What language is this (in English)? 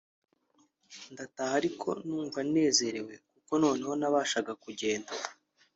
Kinyarwanda